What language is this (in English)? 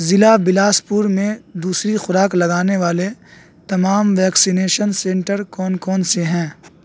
Urdu